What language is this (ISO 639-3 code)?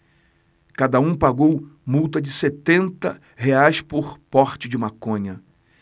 por